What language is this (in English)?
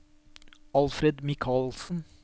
Norwegian